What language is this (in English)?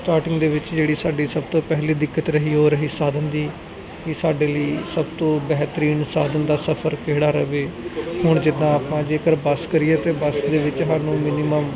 Punjabi